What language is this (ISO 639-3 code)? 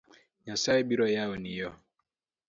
luo